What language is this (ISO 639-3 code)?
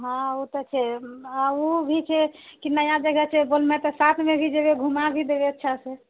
mai